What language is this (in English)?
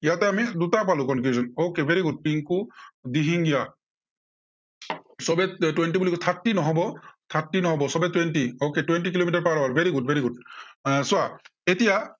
Assamese